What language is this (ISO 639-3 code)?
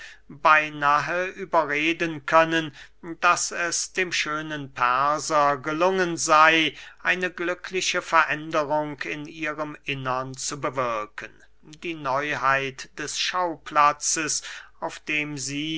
deu